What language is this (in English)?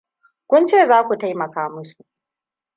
Hausa